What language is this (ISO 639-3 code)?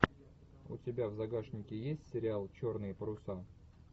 rus